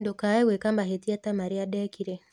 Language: Kikuyu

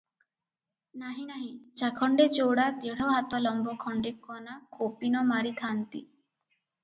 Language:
Odia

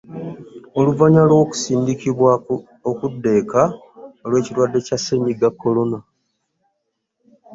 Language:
Ganda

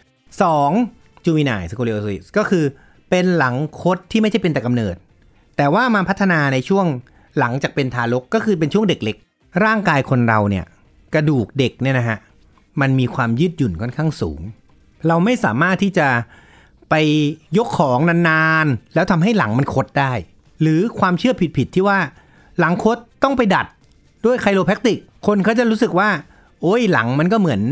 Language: Thai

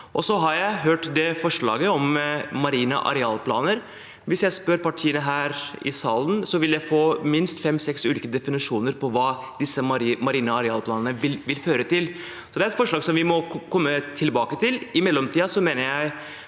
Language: Norwegian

